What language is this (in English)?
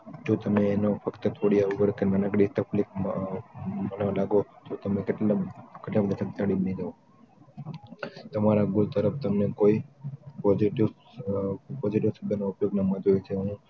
Gujarati